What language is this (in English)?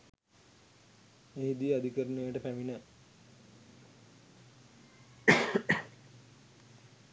Sinhala